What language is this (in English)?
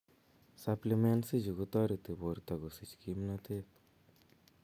Kalenjin